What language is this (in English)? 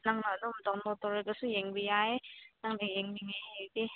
Manipuri